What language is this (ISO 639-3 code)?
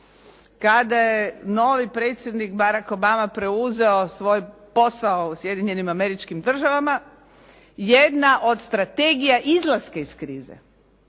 hrv